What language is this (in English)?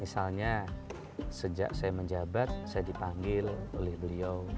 Indonesian